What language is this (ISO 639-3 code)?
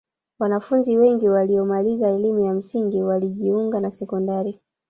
swa